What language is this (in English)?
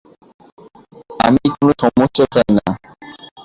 Bangla